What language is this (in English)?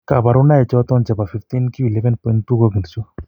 Kalenjin